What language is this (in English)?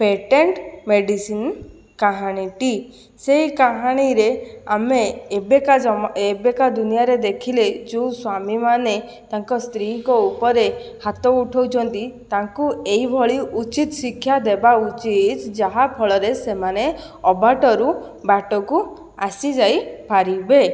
Odia